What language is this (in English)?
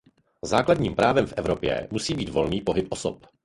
Czech